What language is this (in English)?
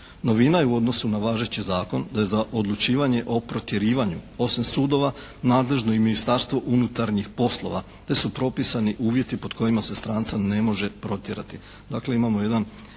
Croatian